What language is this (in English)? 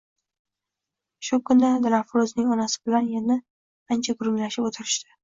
Uzbek